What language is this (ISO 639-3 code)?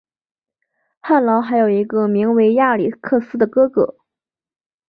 zho